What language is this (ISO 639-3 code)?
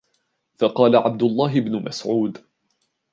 ara